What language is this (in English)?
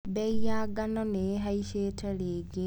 Kikuyu